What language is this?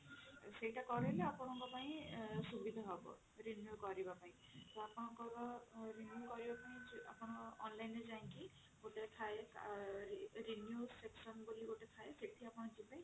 Odia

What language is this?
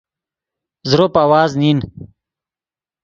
Yidgha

